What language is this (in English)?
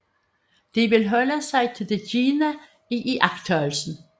Danish